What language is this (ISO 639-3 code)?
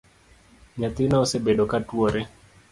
luo